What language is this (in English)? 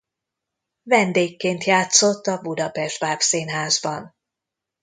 Hungarian